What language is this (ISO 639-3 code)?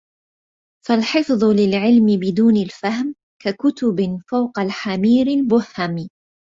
ara